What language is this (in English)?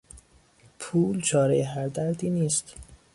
Persian